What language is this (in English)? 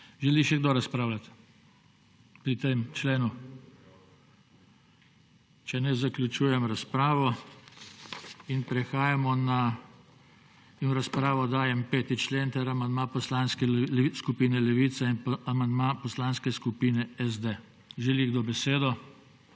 Slovenian